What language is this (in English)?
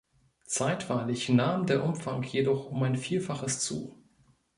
German